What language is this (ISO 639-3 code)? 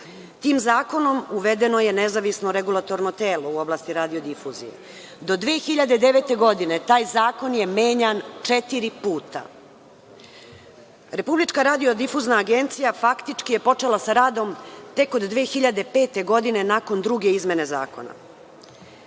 srp